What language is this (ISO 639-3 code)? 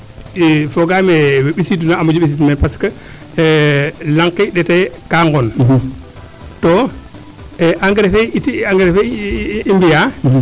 srr